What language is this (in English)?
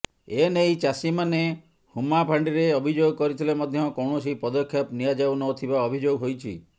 Odia